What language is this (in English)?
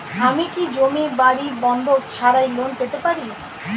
Bangla